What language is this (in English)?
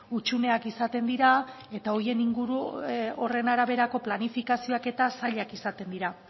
Basque